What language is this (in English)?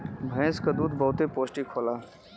Bhojpuri